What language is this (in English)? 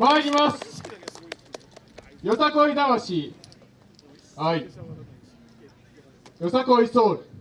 Japanese